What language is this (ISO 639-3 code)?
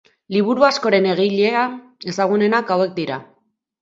eus